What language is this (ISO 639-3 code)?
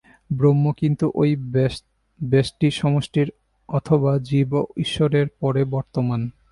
ben